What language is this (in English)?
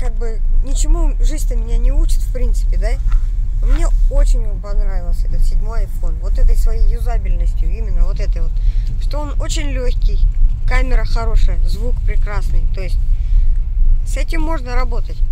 Russian